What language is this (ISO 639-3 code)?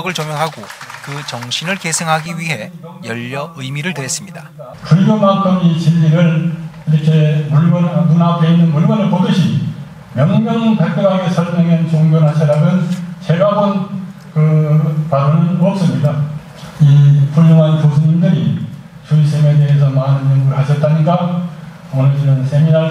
kor